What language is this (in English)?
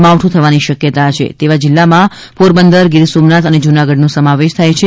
Gujarati